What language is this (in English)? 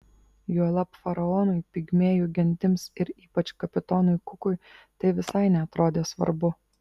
Lithuanian